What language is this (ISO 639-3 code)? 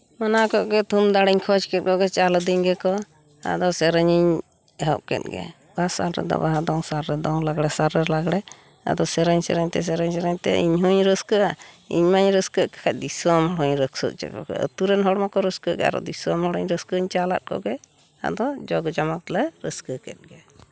sat